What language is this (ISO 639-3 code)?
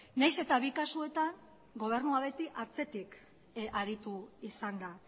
eus